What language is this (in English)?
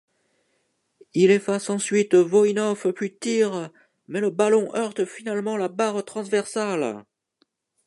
French